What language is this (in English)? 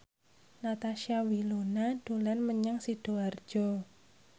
Javanese